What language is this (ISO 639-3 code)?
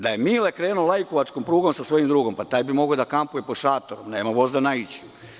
srp